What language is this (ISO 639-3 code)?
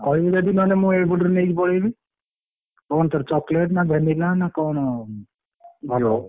ori